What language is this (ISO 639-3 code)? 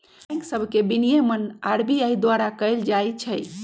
mag